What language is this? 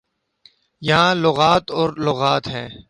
Urdu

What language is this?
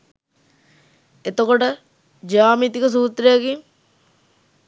Sinhala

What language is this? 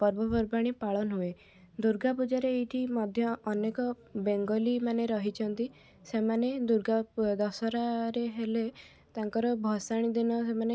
Odia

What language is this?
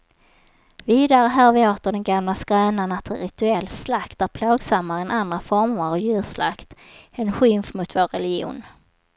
Swedish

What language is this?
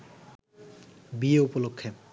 Bangla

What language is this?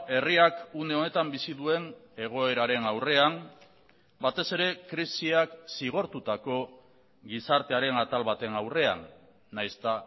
Basque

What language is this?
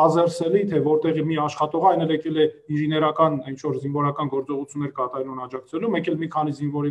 Turkish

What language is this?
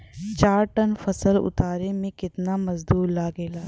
Bhojpuri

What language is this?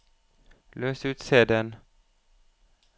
Norwegian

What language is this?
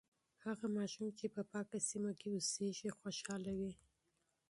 Pashto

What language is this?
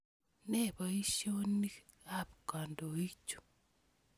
Kalenjin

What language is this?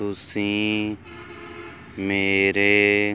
Punjabi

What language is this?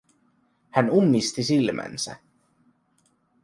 Finnish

